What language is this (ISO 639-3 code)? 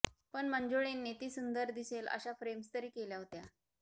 mar